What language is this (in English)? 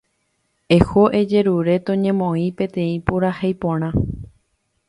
Guarani